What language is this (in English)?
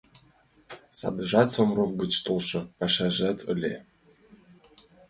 Mari